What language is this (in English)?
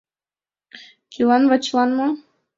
Mari